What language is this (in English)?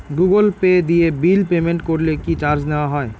Bangla